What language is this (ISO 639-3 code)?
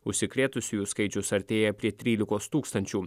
lit